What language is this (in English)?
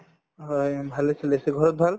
Assamese